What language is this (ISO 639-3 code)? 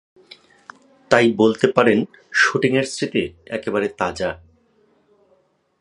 ben